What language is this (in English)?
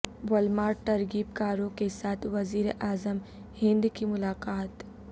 Urdu